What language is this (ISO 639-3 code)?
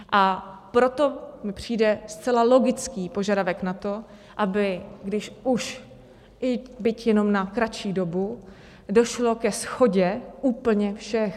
ces